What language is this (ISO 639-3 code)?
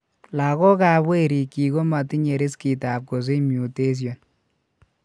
kln